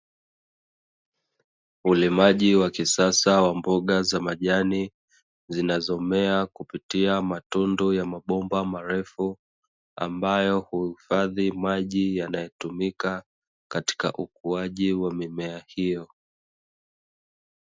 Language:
Swahili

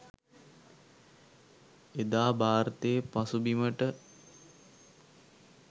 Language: Sinhala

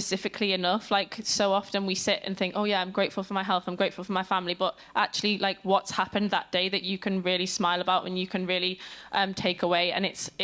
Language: English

